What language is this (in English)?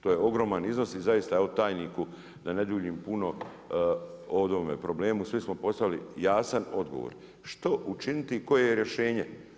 Croatian